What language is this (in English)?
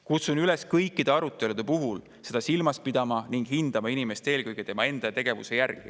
Estonian